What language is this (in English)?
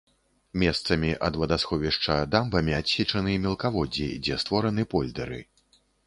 Belarusian